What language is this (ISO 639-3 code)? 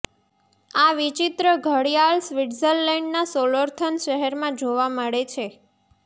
guj